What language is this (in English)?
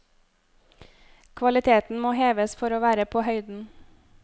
Norwegian